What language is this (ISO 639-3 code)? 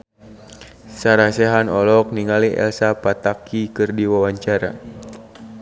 sun